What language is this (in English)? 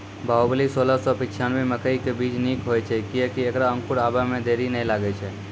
Maithili